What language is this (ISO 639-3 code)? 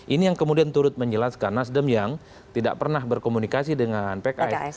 ind